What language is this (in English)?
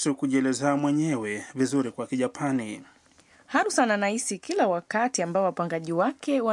Swahili